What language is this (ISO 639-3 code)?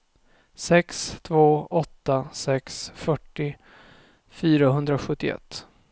swe